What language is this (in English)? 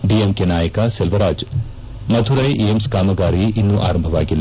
Kannada